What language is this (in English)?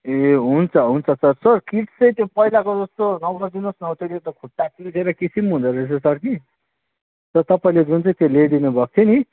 Nepali